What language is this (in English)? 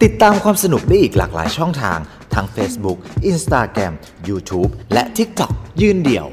Thai